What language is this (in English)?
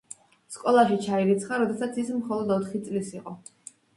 Georgian